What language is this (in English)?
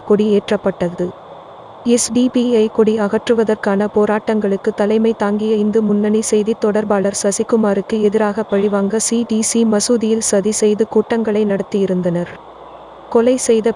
English